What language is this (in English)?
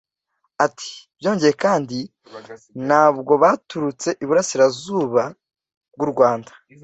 Kinyarwanda